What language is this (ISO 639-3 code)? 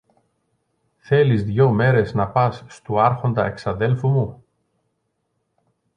ell